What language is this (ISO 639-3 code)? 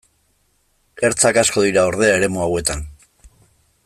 eus